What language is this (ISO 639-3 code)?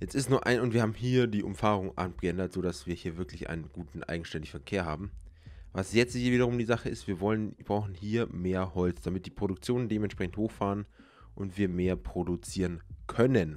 deu